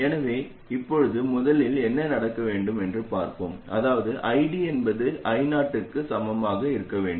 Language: Tamil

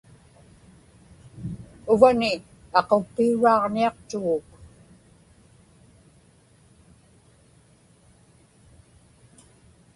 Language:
Inupiaq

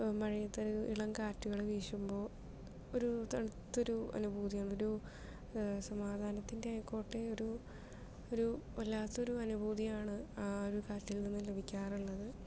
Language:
Malayalam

